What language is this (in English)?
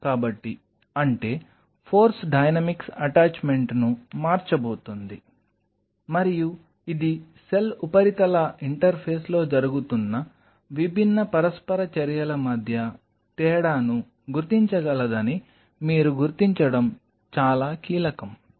Telugu